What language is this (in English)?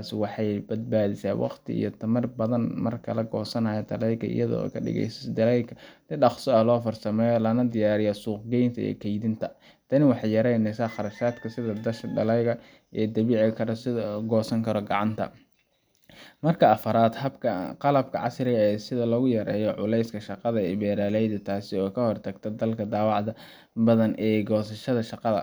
Somali